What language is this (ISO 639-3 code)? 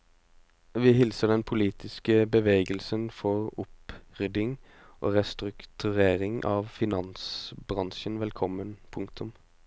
nor